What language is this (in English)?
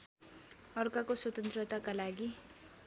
Nepali